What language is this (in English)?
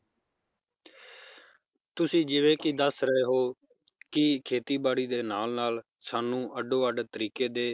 Punjabi